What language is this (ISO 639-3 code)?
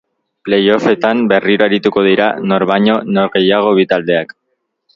eus